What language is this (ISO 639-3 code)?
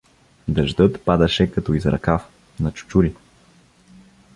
bul